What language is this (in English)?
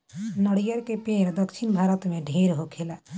Bhojpuri